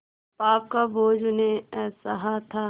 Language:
Hindi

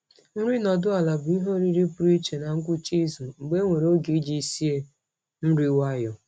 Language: Igbo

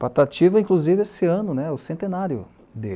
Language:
Portuguese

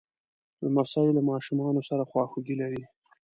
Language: Pashto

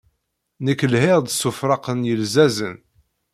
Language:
Kabyle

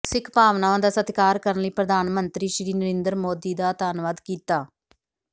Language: Punjabi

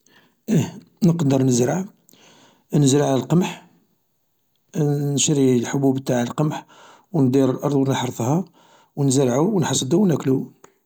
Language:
Algerian Arabic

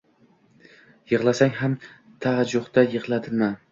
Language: Uzbek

